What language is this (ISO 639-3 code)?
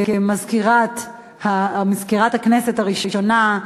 heb